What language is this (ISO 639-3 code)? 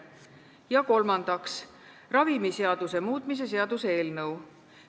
est